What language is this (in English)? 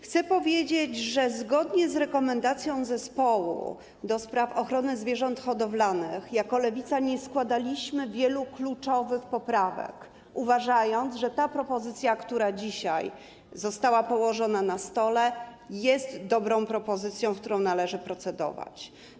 Polish